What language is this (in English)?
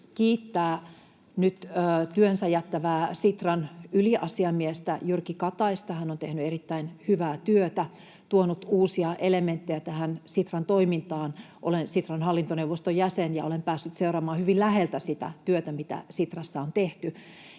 Finnish